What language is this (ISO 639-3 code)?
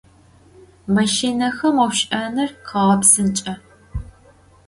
ady